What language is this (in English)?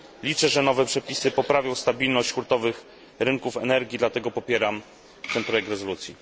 Polish